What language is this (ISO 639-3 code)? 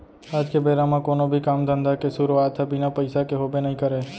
hne